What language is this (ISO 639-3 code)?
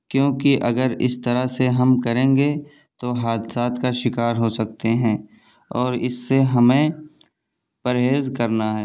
urd